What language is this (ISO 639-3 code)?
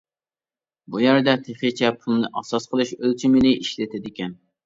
uig